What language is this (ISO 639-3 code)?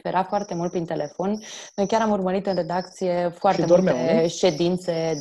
ron